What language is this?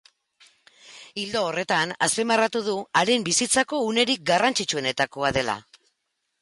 Basque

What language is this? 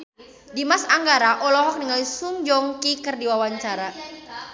Sundanese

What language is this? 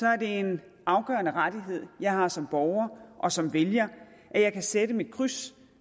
Danish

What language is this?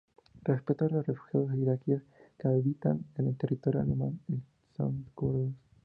Spanish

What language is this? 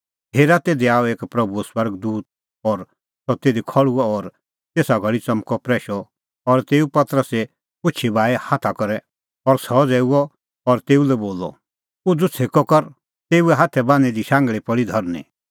Kullu Pahari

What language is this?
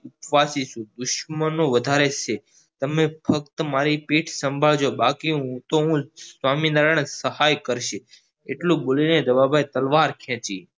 Gujarati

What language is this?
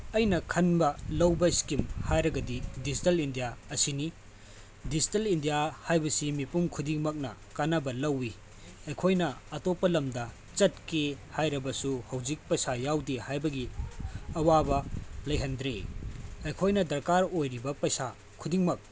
Manipuri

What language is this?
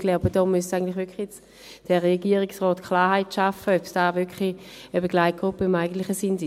Swiss German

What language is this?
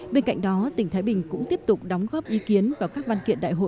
Vietnamese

